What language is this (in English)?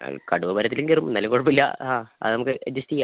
Malayalam